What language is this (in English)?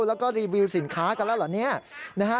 Thai